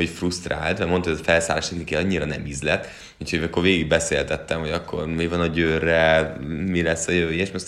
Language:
Hungarian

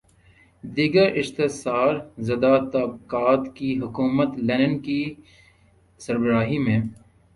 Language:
Urdu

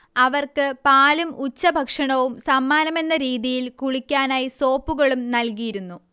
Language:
Malayalam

